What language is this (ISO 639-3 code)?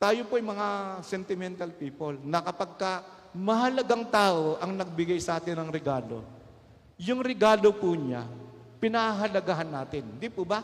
fil